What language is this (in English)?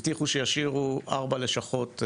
Hebrew